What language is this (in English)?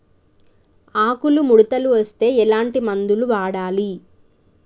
Telugu